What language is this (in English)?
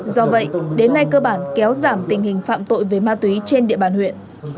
Vietnamese